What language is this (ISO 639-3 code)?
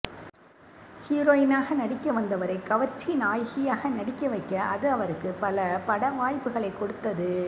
tam